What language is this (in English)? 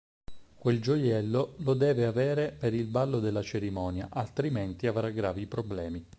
Italian